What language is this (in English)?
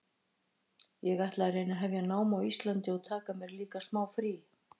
Icelandic